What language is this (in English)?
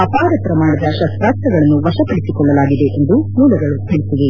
Kannada